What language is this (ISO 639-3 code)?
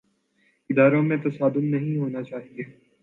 urd